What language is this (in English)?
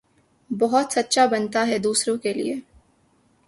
Urdu